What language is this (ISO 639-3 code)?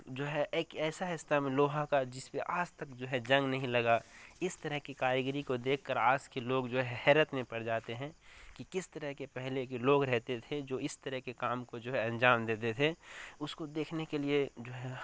urd